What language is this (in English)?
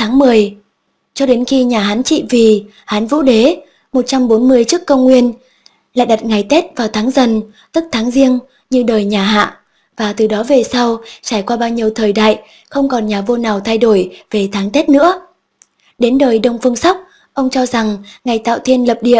Vietnamese